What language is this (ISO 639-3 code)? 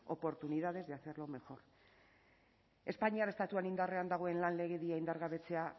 eus